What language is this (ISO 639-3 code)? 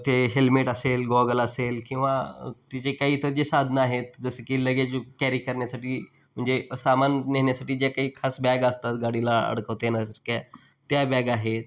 mar